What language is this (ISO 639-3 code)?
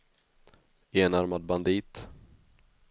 swe